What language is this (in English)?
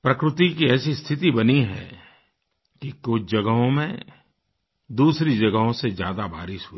Hindi